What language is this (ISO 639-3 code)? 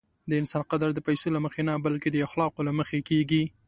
pus